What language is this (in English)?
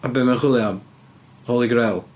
Welsh